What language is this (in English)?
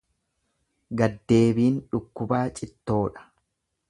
Oromo